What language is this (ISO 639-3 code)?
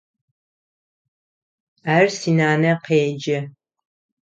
ady